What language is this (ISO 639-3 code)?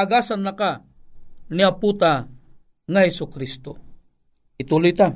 fil